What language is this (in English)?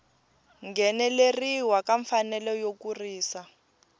Tsonga